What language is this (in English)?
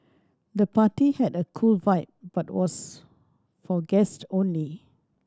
English